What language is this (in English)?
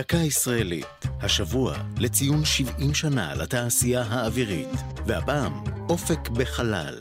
Hebrew